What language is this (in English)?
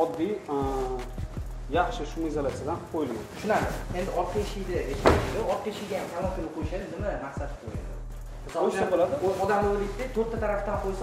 Turkish